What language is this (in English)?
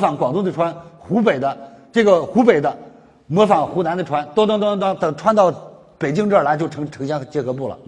Chinese